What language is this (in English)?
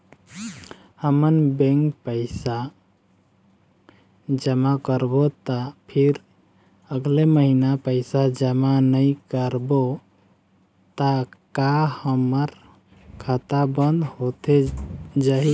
Chhattisgarhi